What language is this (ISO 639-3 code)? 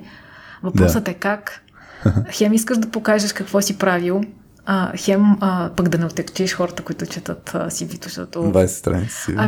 bul